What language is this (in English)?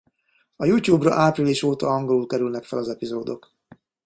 Hungarian